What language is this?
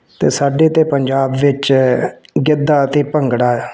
Punjabi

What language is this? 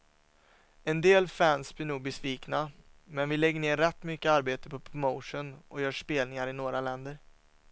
Swedish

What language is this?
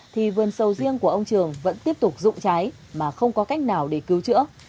Vietnamese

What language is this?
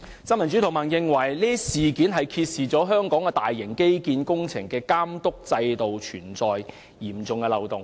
Cantonese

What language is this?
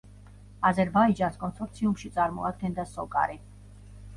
Georgian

